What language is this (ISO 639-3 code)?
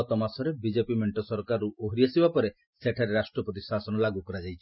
ori